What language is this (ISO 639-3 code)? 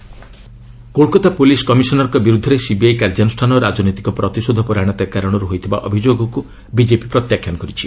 ori